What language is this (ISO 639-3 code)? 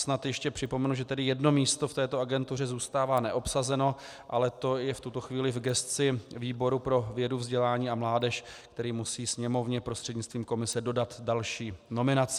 ces